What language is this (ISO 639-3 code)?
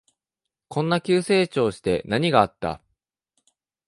jpn